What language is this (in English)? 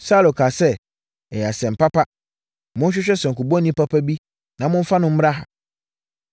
Akan